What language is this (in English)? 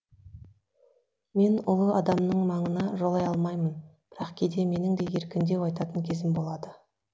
Kazakh